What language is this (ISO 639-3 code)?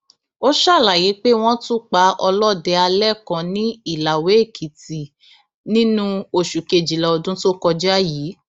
yor